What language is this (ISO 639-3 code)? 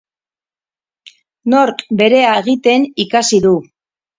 eus